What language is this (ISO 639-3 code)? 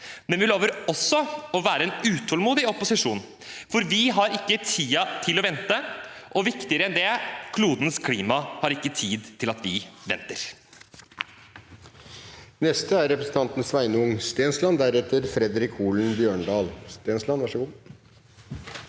nor